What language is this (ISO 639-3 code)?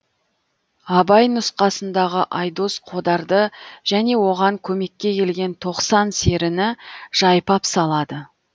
kaz